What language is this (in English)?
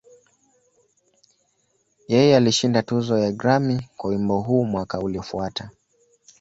Swahili